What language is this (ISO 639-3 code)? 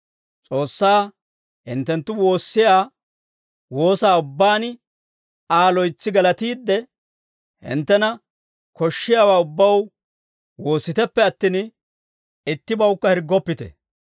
dwr